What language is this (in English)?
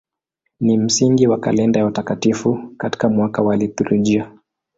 Swahili